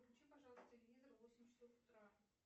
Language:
Russian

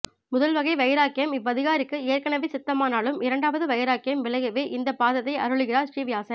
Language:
Tamil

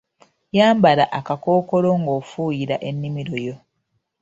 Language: Ganda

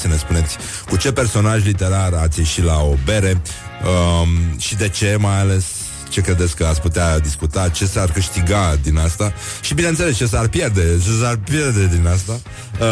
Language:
Romanian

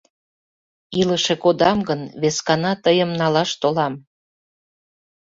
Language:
Mari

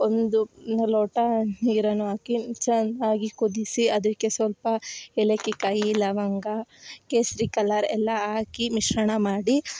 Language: Kannada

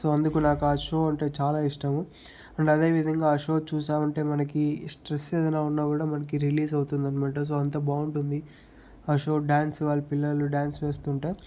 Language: Telugu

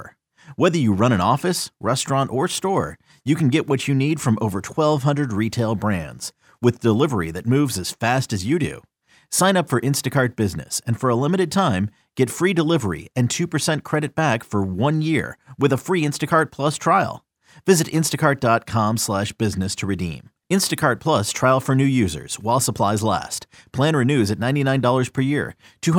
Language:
Italian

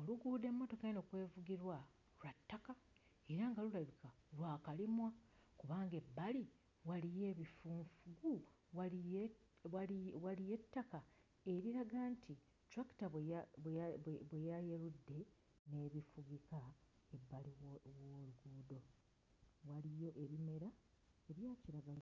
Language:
Ganda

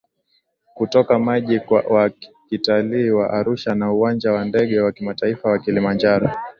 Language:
Swahili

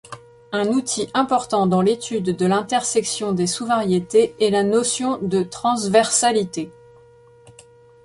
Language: French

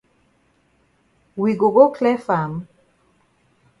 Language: Cameroon Pidgin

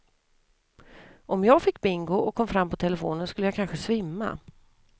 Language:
Swedish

